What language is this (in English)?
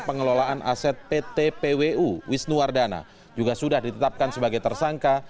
Indonesian